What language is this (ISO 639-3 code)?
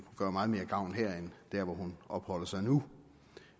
dan